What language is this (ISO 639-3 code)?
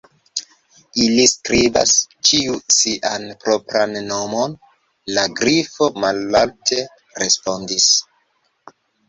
epo